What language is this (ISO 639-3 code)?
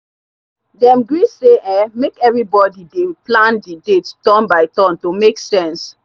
pcm